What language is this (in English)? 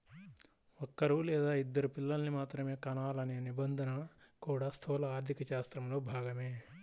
Telugu